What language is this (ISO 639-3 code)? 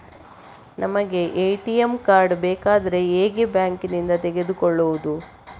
kan